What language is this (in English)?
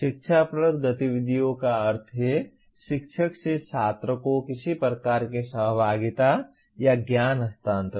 Hindi